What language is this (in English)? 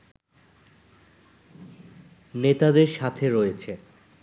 Bangla